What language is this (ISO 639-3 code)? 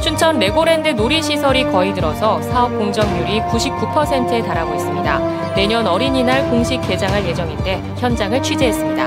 kor